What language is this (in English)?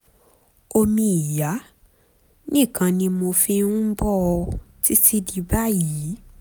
Yoruba